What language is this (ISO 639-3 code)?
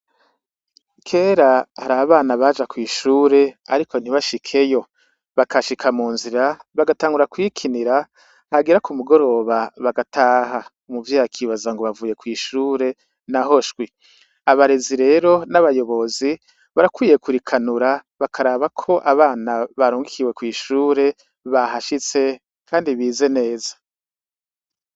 run